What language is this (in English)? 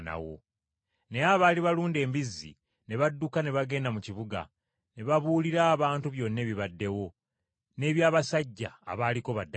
Ganda